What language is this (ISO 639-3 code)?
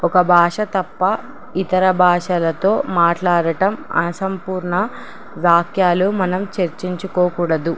tel